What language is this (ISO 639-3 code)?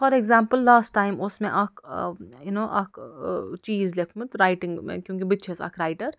kas